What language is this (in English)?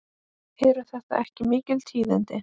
Icelandic